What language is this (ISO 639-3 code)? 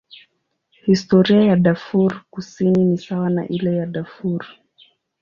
swa